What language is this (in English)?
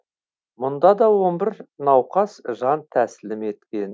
Kazakh